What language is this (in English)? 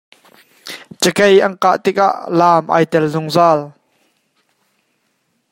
Hakha Chin